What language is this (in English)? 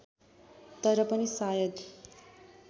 Nepali